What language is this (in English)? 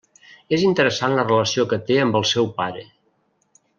Catalan